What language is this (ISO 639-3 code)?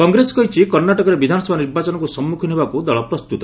ori